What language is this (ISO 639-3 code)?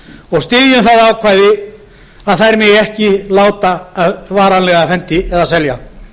isl